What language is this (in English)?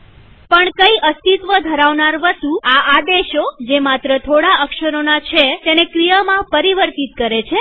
Gujarati